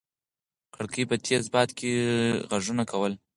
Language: Pashto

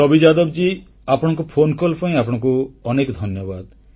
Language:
Odia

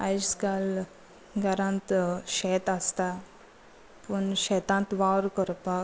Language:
Konkani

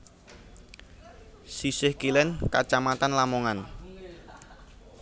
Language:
Javanese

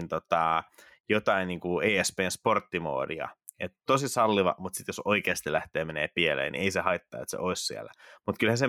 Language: Finnish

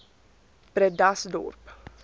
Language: Afrikaans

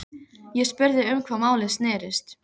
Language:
Icelandic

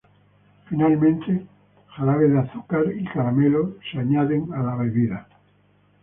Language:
Spanish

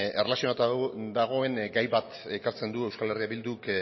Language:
Basque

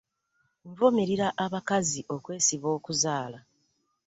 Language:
Ganda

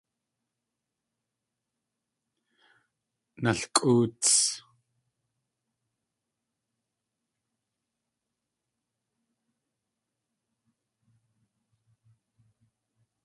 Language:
Tlingit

